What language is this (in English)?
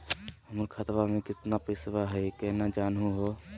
Magahi